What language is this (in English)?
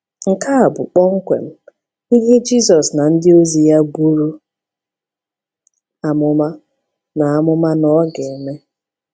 Igbo